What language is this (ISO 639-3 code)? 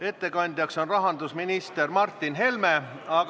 est